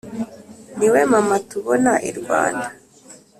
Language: Kinyarwanda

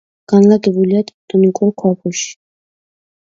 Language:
Georgian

